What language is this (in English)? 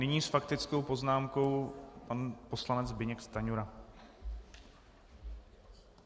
Czech